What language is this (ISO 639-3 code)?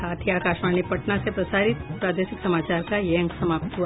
hin